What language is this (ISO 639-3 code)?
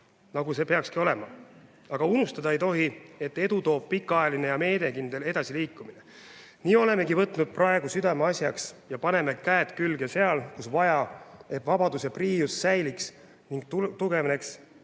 est